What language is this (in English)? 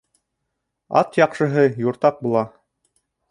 Bashkir